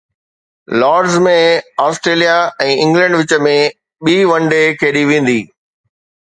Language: Sindhi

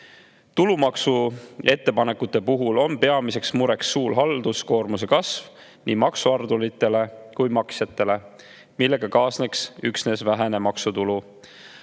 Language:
Estonian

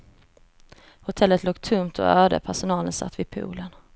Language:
Swedish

